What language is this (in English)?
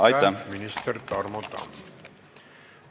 Estonian